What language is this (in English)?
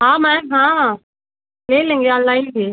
Hindi